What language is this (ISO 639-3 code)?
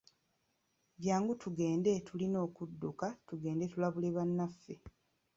lug